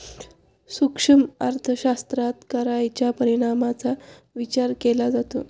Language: Marathi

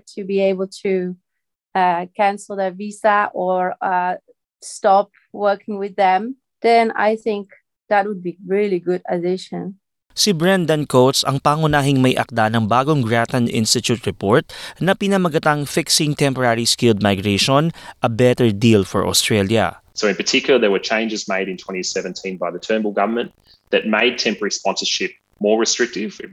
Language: Filipino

